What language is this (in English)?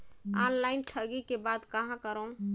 Chhattisgarhi